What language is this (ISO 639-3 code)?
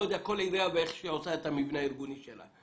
heb